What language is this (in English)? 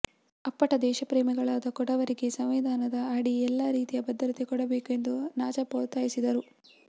Kannada